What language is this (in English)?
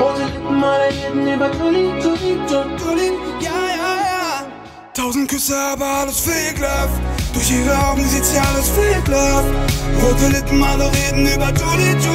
Dutch